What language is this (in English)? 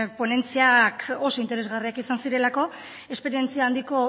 Basque